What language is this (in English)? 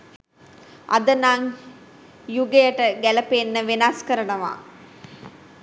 Sinhala